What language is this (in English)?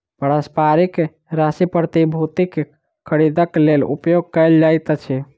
Maithili